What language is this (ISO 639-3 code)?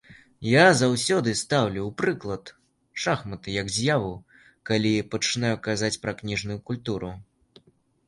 bel